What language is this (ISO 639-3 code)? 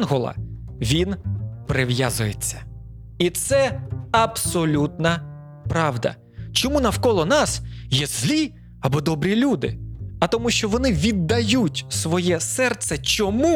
ukr